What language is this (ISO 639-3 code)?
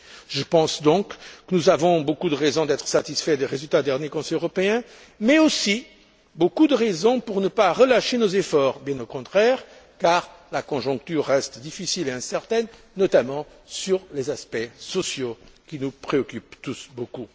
fra